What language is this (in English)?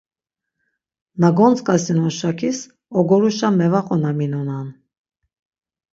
Laz